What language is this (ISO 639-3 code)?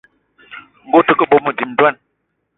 eto